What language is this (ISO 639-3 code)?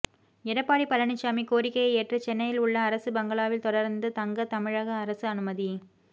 tam